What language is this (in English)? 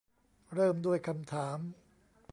Thai